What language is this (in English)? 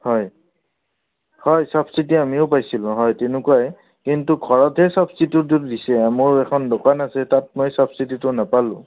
Assamese